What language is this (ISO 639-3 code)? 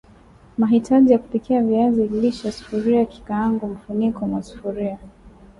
swa